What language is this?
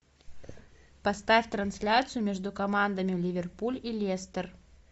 Russian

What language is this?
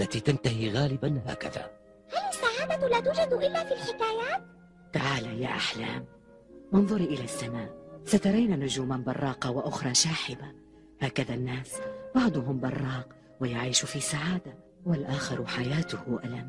Arabic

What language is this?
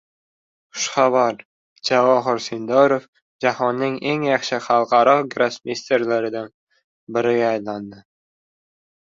Uzbek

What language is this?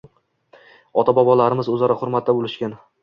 Uzbek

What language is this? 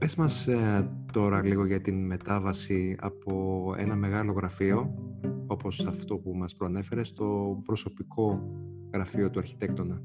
Greek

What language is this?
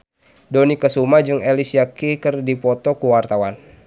Sundanese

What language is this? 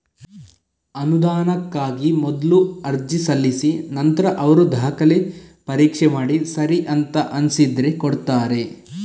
Kannada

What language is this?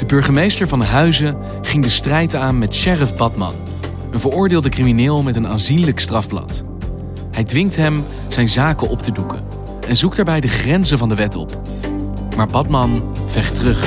Dutch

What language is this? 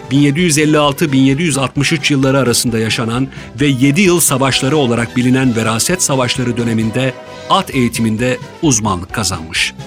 Turkish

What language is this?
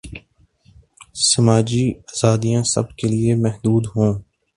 Urdu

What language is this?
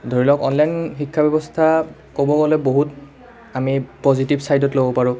Assamese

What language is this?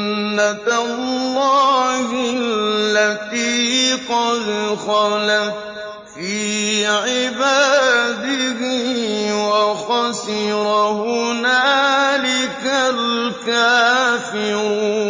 Arabic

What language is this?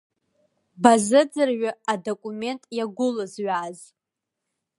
Abkhazian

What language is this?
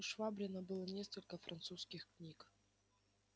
Russian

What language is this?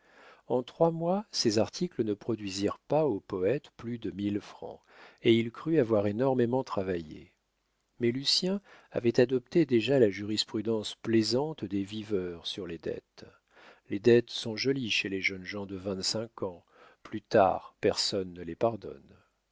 French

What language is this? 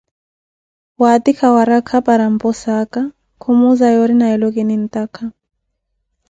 Koti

